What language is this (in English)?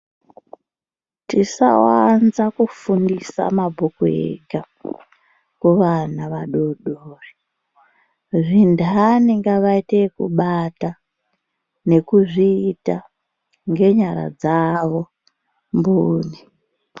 Ndau